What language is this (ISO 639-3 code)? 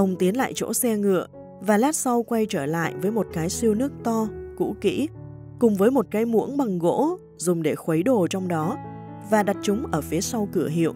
vie